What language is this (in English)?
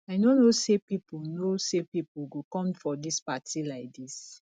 Nigerian Pidgin